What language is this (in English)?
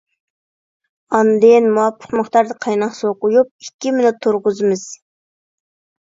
Uyghur